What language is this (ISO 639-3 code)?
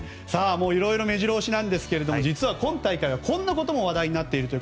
jpn